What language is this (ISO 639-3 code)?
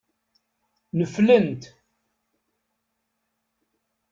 kab